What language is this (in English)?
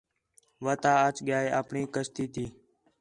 Khetrani